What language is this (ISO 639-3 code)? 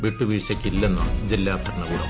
mal